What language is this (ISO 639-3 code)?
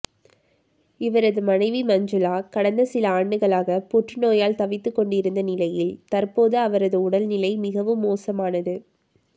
tam